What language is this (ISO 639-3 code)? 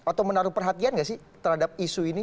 ind